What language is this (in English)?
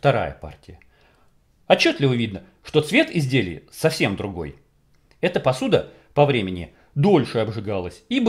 Russian